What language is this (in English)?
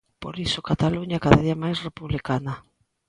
Galician